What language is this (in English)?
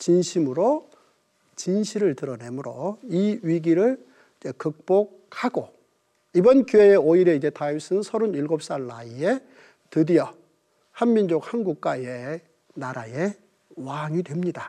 Korean